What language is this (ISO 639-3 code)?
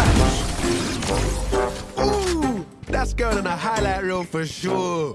eng